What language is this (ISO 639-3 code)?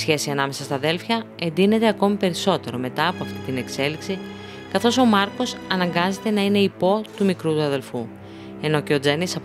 ell